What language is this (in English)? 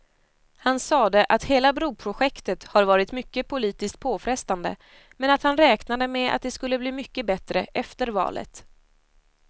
Swedish